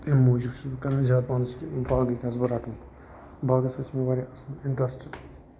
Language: Kashmiri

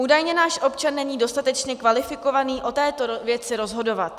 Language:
Czech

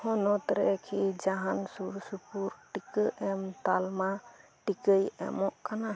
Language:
Santali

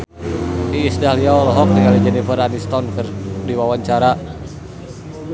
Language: Sundanese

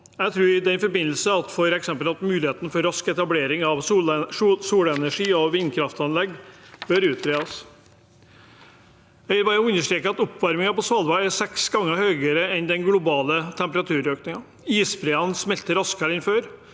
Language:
Norwegian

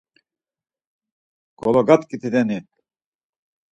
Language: Laz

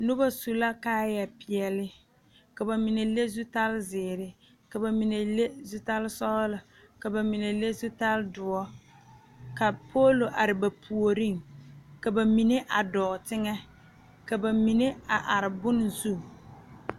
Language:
Southern Dagaare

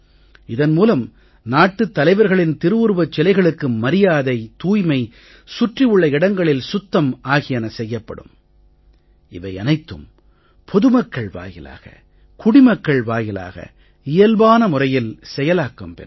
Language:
Tamil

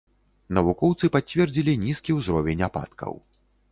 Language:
Belarusian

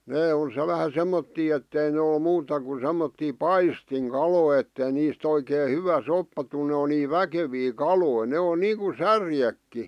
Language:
Finnish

